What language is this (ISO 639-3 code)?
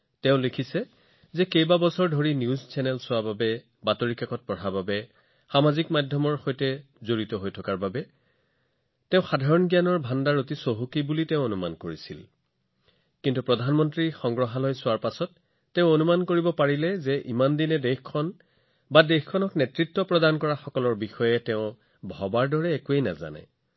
asm